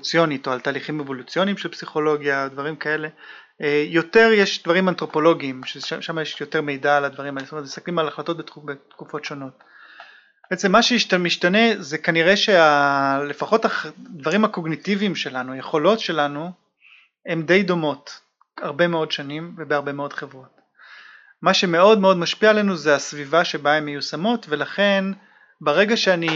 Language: Hebrew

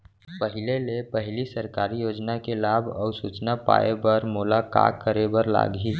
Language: Chhattisgarhi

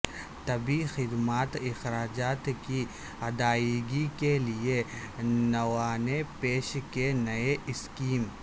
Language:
Urdu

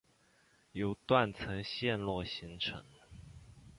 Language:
Chinese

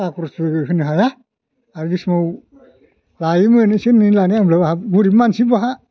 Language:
Bodo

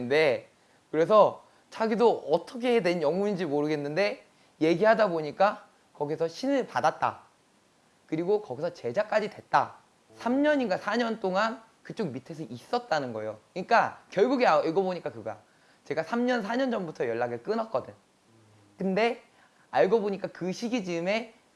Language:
Korean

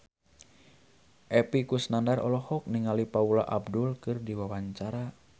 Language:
Sundanese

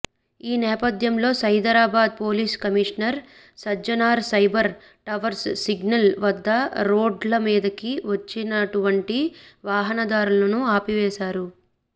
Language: Telugu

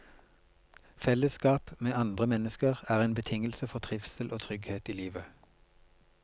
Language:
Norwegian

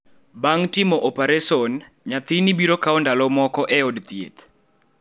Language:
Luo (Kenya and Tanzania)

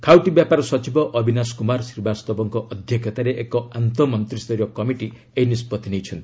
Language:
Odia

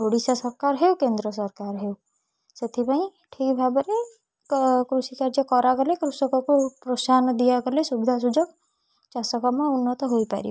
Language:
Odia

